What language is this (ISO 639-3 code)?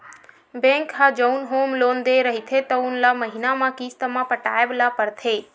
hne